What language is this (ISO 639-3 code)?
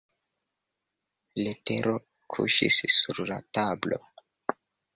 epo